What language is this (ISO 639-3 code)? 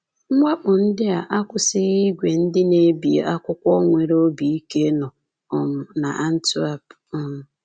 ibo